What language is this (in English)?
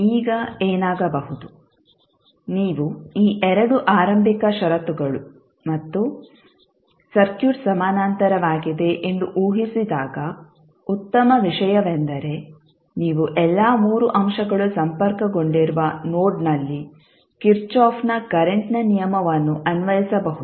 Kannada